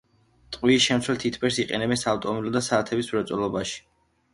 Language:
Georgian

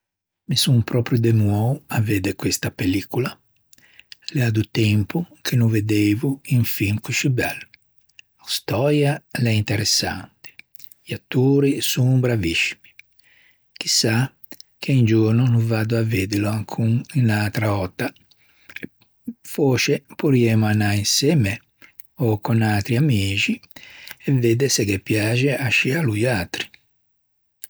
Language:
Ligurian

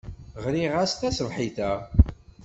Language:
Kabyle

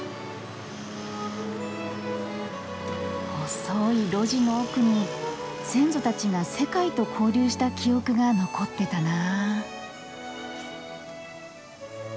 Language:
Japanese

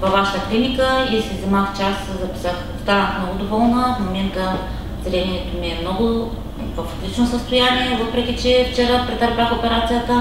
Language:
Bulgarian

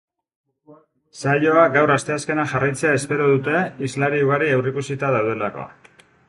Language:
Basque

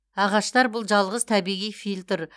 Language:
Kazakh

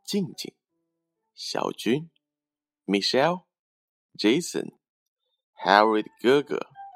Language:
Chinese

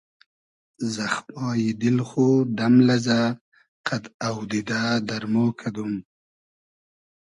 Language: Hazaragi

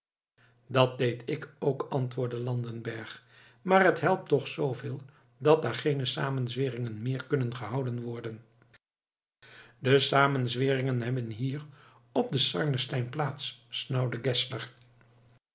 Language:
Dutch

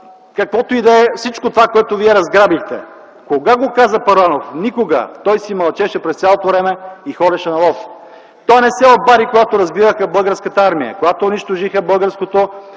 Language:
Bulgarian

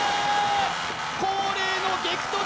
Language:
Japanese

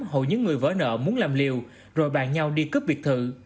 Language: Vietnamese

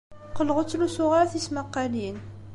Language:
Kabyle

